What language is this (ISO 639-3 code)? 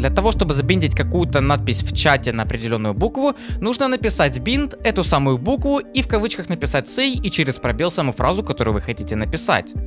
rus